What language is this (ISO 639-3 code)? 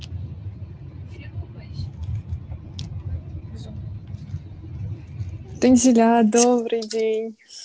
rus